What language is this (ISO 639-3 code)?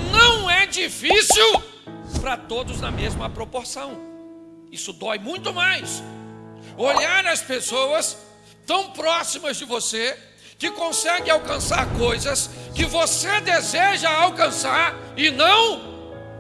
por